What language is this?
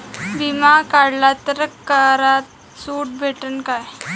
Marathi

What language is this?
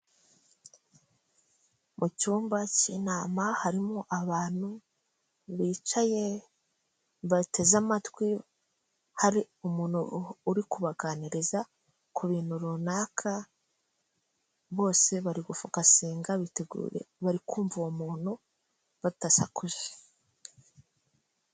Kinyarwanda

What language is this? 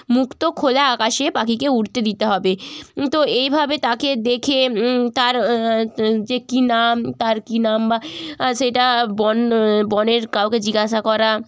Bangla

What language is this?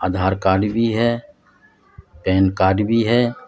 Urdu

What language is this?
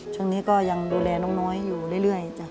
Thai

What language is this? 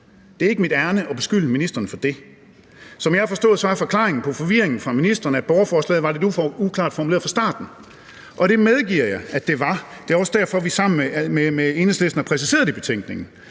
Danish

